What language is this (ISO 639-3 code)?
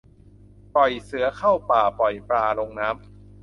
tha